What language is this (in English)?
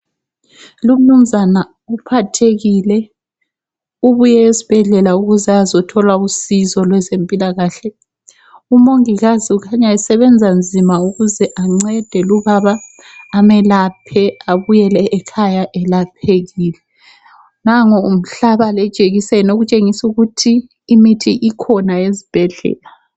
North Ndebele